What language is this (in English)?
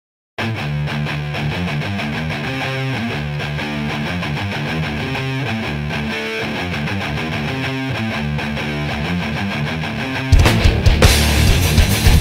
English